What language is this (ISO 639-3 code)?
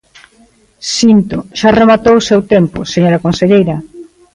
glg